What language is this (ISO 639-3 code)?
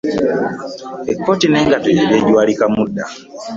lug